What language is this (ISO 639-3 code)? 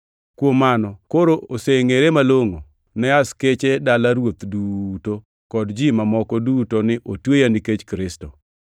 luo